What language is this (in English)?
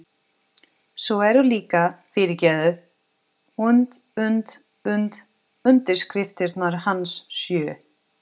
Icelandic